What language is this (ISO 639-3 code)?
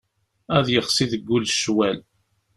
kab